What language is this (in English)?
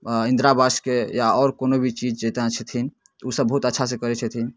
Maithili